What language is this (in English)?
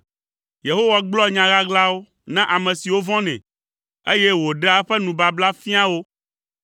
Ewe